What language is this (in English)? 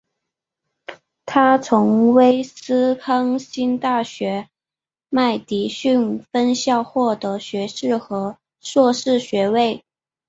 Chinese